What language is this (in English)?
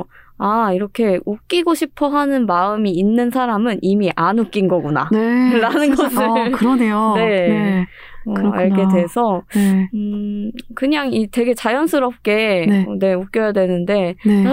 Korean